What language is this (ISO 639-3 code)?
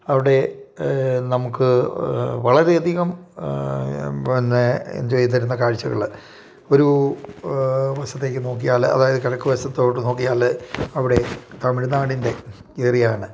mal